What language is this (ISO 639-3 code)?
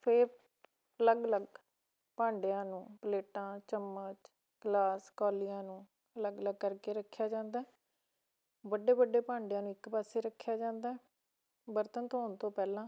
pan